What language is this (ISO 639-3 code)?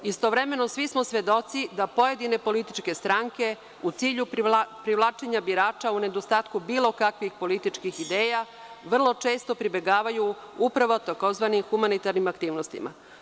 srp